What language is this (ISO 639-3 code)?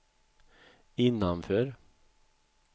swe